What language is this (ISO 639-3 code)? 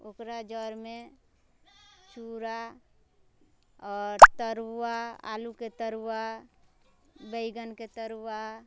mai